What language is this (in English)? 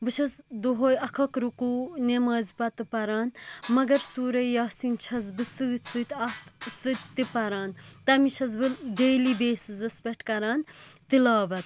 Kashmiri